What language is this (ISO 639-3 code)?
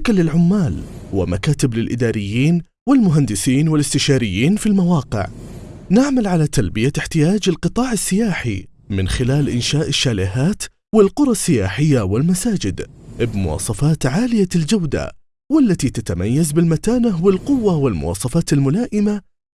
ara